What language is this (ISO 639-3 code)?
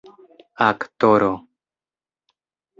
epo